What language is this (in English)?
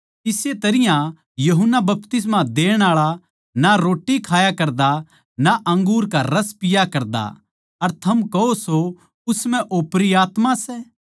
Haryanvi